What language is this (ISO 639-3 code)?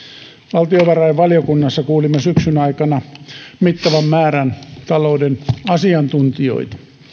fin